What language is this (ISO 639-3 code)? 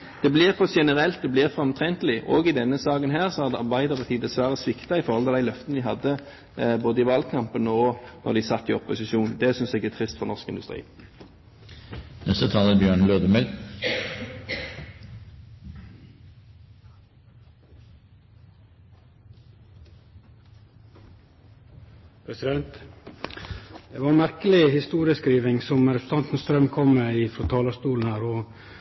nor